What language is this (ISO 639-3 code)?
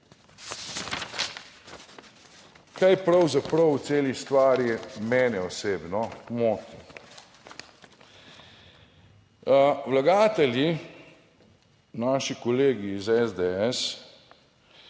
slv